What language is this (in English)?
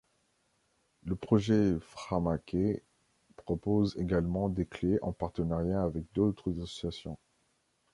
French